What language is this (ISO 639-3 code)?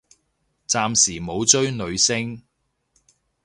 yue